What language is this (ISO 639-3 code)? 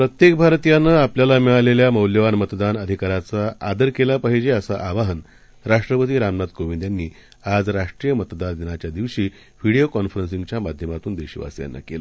mar